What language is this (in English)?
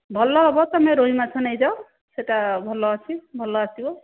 Odia